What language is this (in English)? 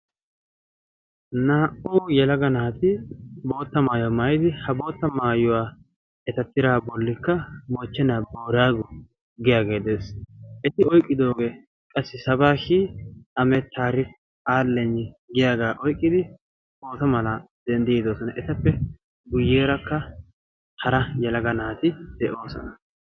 Wolaytta